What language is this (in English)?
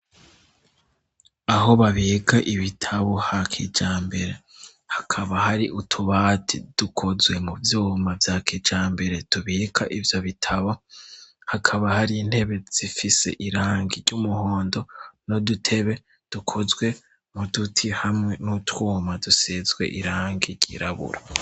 Rundi